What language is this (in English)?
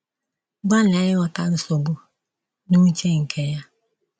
Igbo